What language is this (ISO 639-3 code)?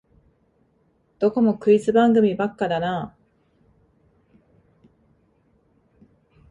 jpn